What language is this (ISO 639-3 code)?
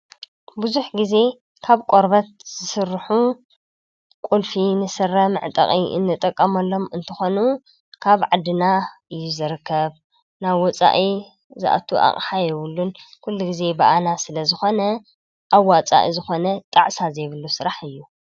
tir